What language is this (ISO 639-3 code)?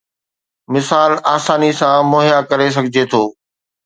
snd